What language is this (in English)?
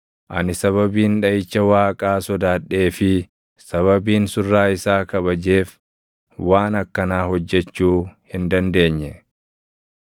Oromo